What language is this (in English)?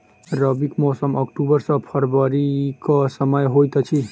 Maithili